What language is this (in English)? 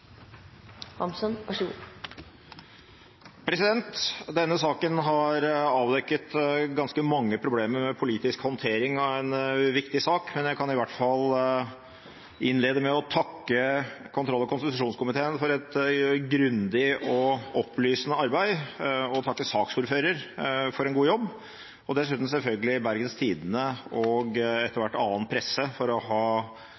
Norwegian